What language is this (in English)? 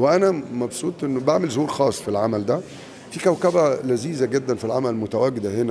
Arabic